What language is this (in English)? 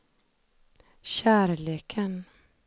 Swedish